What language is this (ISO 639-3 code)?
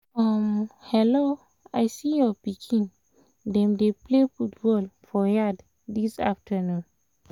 pcm